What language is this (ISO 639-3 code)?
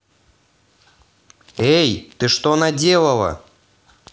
rus